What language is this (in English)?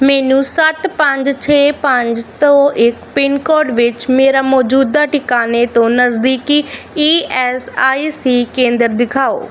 Punjabi